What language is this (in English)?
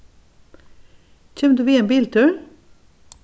Faroese